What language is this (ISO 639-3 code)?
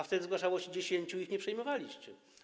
pol